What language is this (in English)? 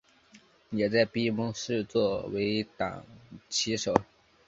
Chinese